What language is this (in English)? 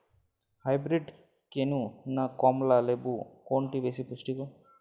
Bangla